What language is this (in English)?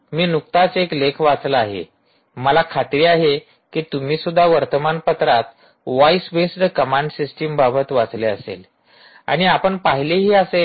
Marathi